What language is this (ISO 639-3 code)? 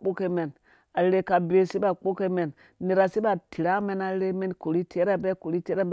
ldb